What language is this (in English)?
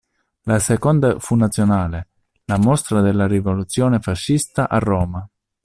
Italian